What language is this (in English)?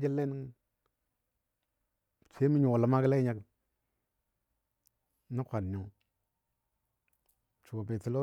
Dadiya